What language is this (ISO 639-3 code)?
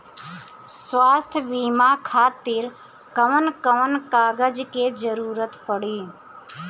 bho